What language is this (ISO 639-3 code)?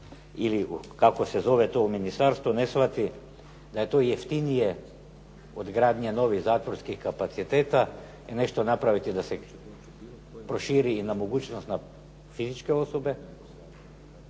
hrv